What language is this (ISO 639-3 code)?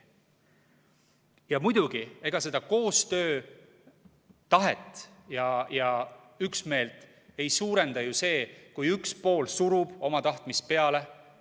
est